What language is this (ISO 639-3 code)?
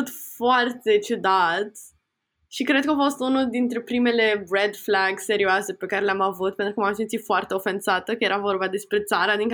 ron